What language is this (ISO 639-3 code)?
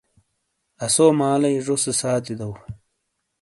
scl